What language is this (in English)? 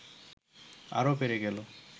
Bangla